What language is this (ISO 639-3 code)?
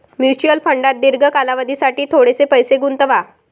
mar